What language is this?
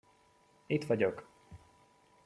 Hungarian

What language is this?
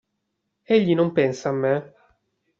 Italian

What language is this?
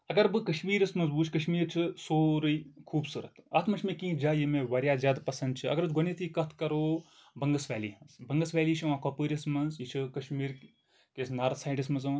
Kashmiri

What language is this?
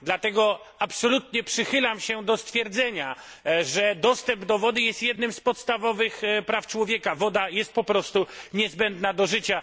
Polish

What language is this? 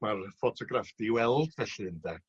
Welsh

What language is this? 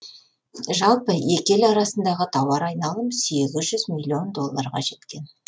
Kazakh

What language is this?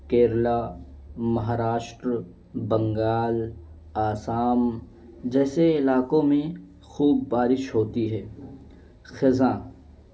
Urdu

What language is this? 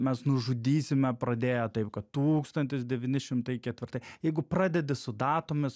Lithuanian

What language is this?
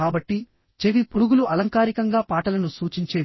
Telugu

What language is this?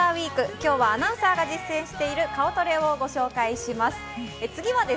Japanese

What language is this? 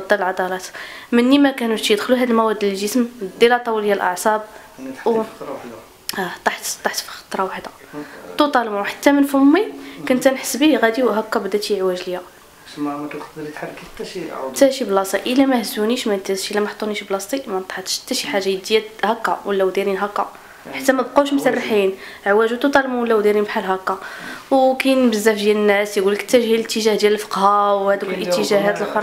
Arabic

